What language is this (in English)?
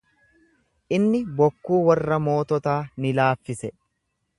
Oromo